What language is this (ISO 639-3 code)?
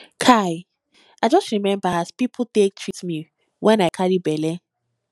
pcm